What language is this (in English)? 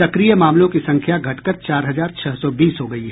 Hindi